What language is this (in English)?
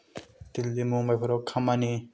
Bodo